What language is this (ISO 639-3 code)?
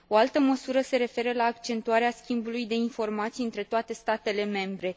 ron